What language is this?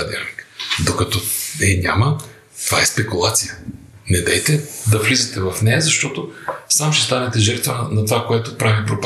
Bulgarian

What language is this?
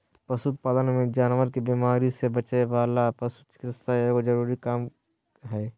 Magahi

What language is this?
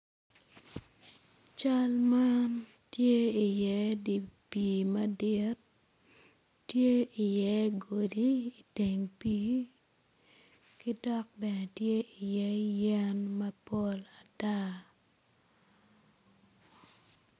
Acoli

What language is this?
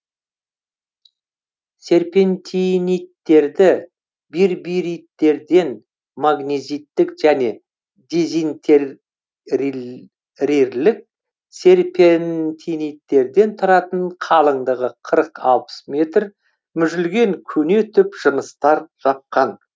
Kazakh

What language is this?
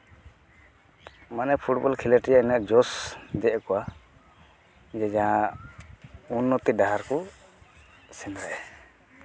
Santali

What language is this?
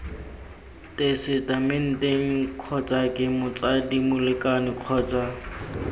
Tswana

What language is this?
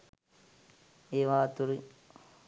Sinhala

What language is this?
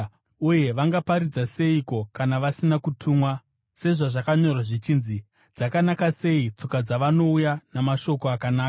Shona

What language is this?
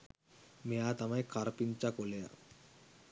Sinhala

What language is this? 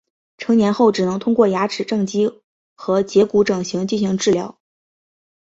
Chinese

